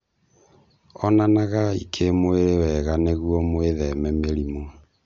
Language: Kikuyu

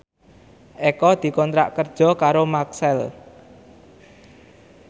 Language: Javanese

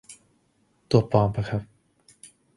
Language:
Thai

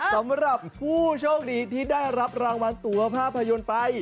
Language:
Thai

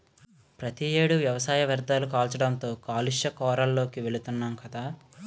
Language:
Telugu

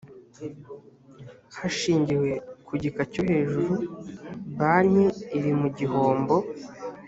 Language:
Kinyarwanda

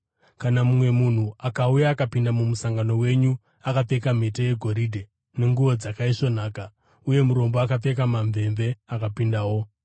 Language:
Shona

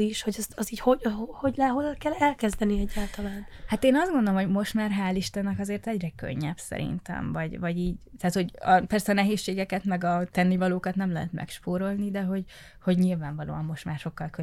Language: Hungarian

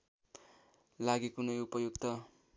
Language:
Nepali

